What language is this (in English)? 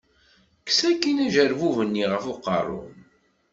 Kabyle